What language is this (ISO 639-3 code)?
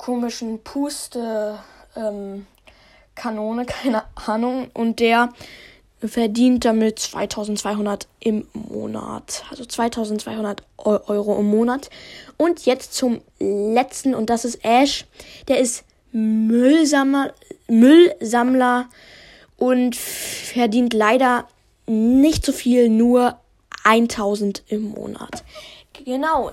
deu